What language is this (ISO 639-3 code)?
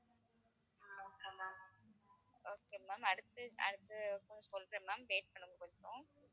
tam